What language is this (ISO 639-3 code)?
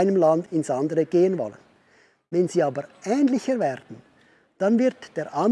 deu